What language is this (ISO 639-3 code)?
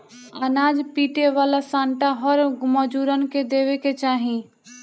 bho